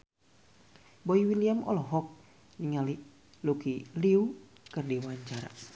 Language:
Sundanese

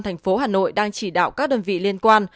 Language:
Vietnamese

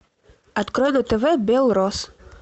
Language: Russian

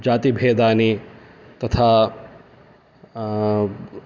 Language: Sanskrit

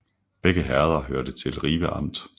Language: Danish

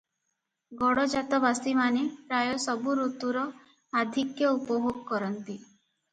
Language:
Odia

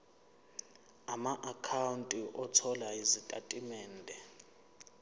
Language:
Zulu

